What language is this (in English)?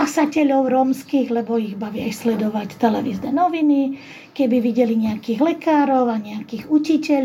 Slovak